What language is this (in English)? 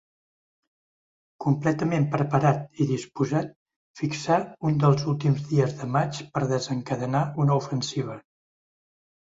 Catalan